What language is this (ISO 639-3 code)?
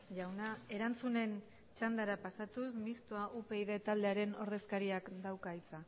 eus